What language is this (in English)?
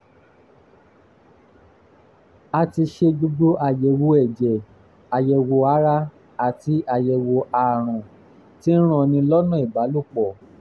Yoruba